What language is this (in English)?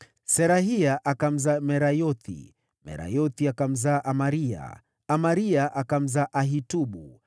Swahili